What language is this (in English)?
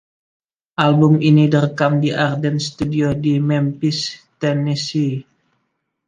Indonesian